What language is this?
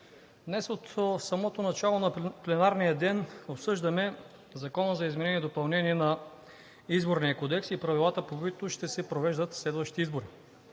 Bulgarian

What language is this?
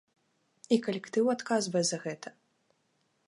Belarusian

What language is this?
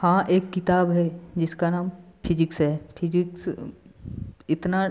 Hindi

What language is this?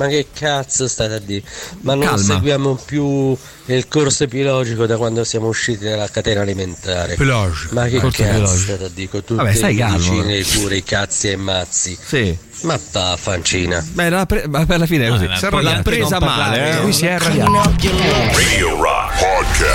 Italian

